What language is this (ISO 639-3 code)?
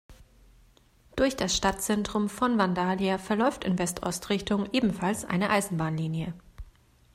deu